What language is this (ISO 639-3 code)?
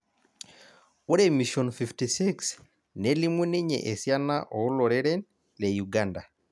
mas